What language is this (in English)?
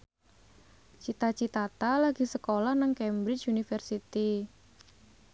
Javanese